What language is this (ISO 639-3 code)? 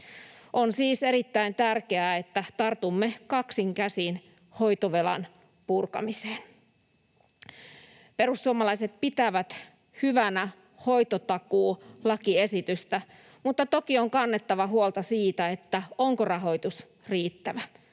fin